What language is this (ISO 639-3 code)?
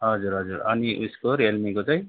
nep